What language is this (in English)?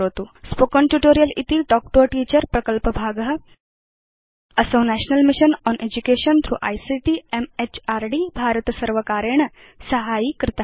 Sanskrit